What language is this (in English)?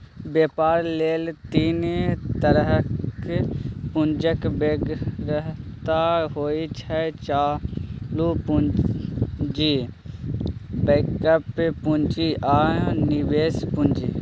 Maithili